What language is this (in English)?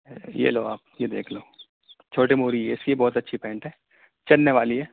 Urdu